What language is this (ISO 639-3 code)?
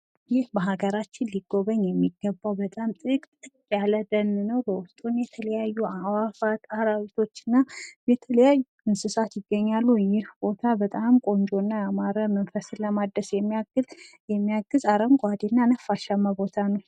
amh